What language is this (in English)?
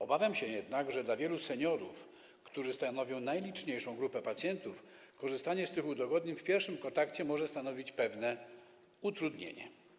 Polish